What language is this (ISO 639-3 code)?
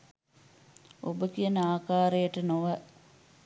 sin